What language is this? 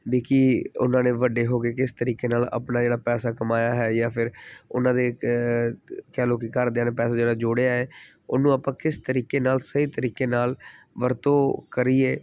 Punjabi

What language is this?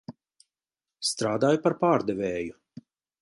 Latvian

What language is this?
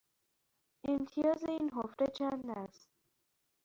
Persian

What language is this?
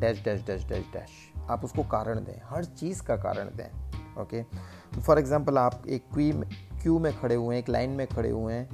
Hindi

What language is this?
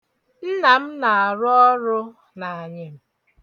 Igbo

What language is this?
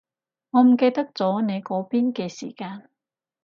Cantonese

